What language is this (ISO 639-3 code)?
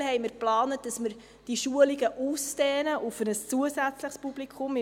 gsw